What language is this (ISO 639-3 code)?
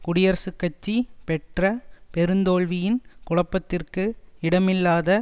tam